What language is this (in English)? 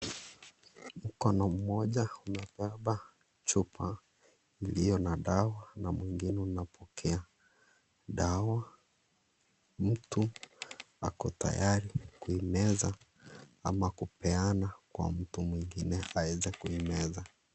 Swahili